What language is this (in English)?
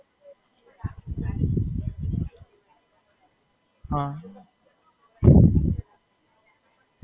Gujarati